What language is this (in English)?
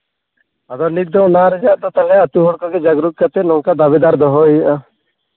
Santali